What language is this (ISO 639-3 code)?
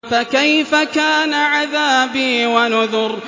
ara